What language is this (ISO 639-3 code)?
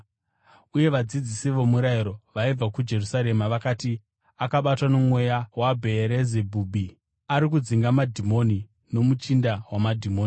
sna